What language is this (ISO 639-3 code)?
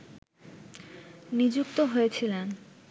ben